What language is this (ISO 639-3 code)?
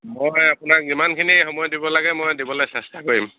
asm